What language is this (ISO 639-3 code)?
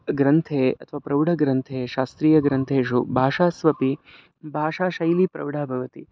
san